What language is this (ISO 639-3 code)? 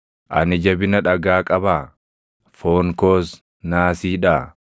orm